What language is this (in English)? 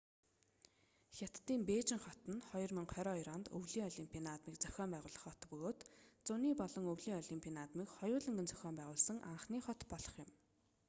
Mongolian